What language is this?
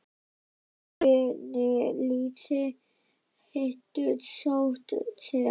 Icelandic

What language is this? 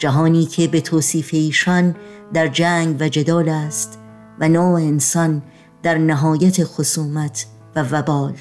Persian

